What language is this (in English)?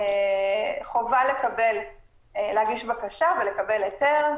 Hebrew